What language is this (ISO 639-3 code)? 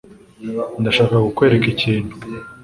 kin